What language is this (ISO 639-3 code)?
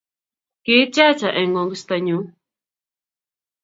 kln